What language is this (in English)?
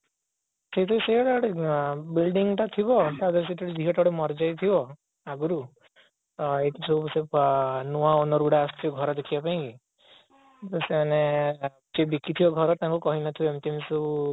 Odia